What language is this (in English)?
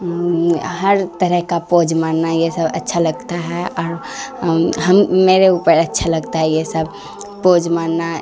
Urdu